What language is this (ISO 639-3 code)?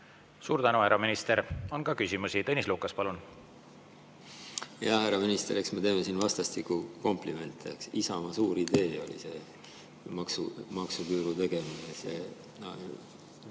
est